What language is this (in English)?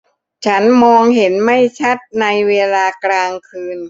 Thai